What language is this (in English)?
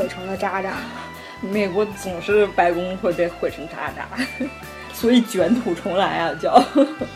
Chinese